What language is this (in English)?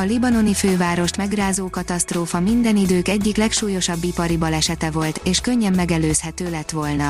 Hungarian